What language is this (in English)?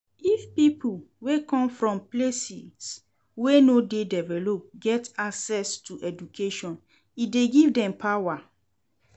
Nigerian Pidgin